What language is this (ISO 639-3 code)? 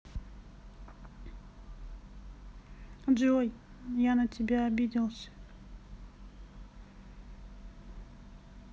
rus